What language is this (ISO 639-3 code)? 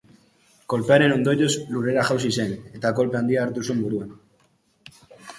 eus